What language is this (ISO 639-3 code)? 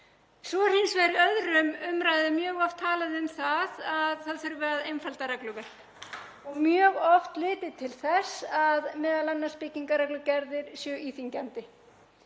isl